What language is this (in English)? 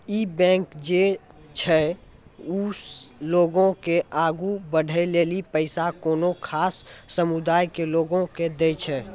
Maithili